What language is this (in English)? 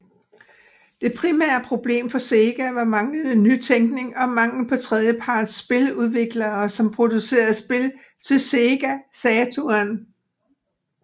Danish